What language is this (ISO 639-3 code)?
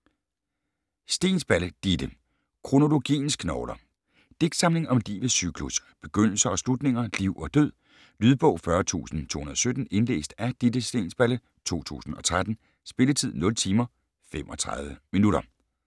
dan